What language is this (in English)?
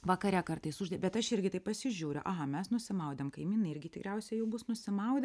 Lithuanian